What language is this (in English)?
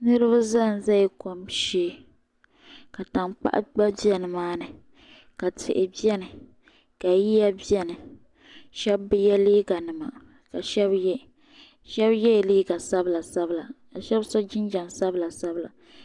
Dagbani